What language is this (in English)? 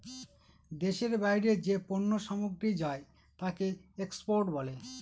Bangla